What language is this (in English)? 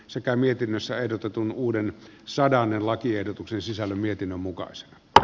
Finnish